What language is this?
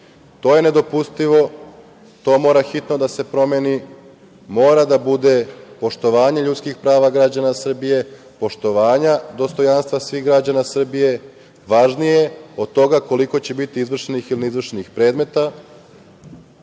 Serbian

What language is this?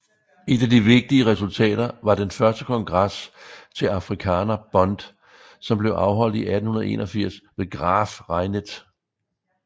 Danish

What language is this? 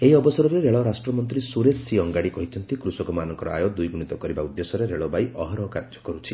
Odia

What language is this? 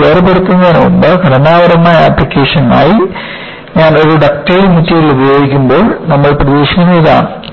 Malayalam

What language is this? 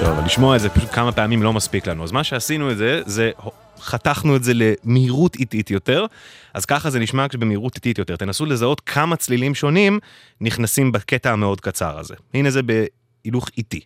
Hebrew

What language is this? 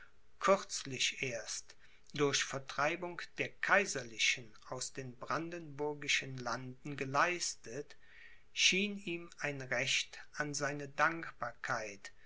German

